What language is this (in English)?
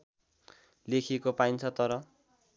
Nepali